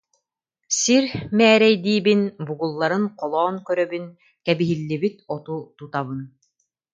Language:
Yakut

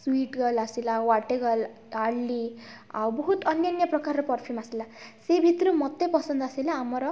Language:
Odia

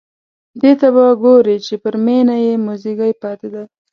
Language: Pashto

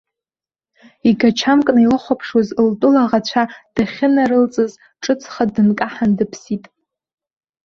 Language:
Abkhazian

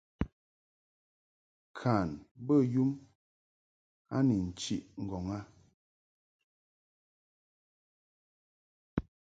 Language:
Mungaka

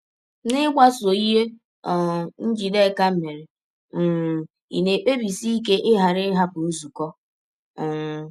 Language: Igbo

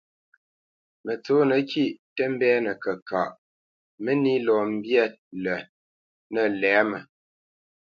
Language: Bamenyam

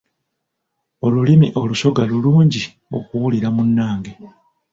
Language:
Ganda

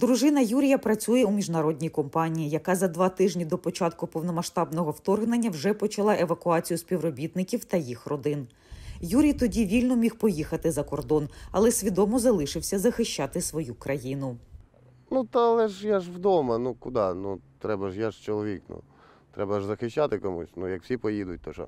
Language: Ukrainian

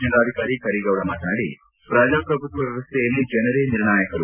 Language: Kannada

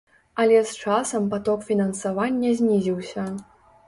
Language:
Belarusian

